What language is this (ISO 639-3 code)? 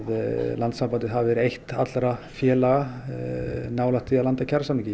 isl